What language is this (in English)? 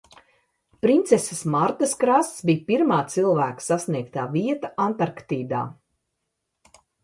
Latvian